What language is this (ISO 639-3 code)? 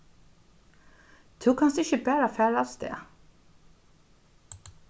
fao